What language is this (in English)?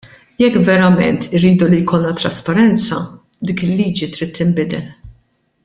Maltese